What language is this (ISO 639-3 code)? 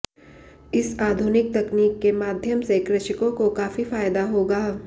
hin